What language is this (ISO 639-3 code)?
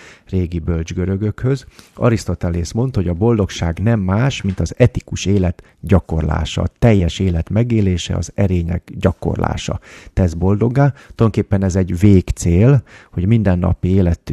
hun